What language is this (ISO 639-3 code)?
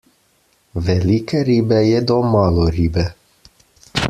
slv